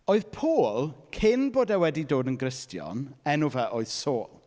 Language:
Welsh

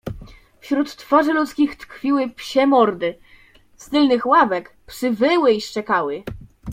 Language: Polish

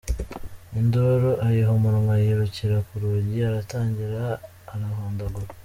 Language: Kinyarwanda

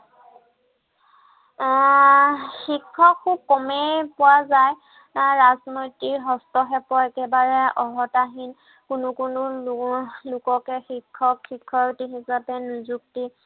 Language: Assamese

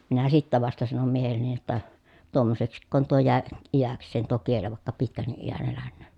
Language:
Finnish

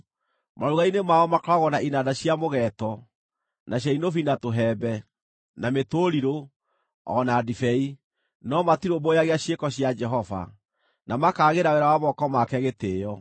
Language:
Kikuyu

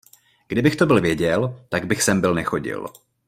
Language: Czech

